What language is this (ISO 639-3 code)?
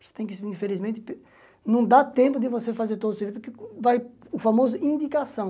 por